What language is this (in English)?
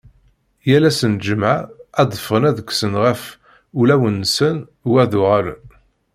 Kabyle